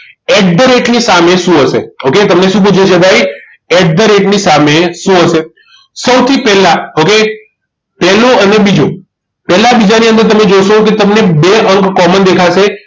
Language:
Gujarati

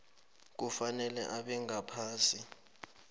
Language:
South Ndebele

